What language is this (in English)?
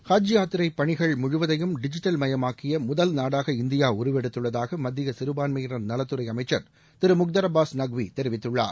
Tamil